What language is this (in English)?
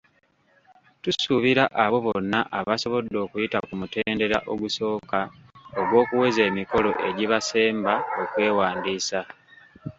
Ganda